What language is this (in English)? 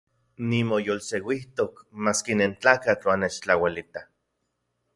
Central Puebla Nahuatl